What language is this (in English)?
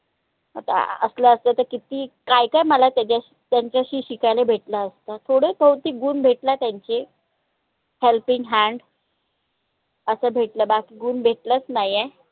Marathi